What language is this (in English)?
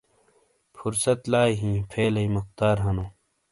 Shina